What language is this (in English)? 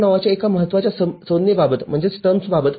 Marathi